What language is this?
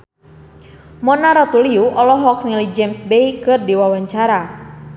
Sundanese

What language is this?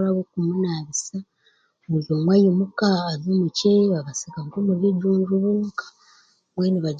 Chiga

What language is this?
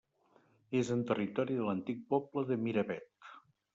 Catalan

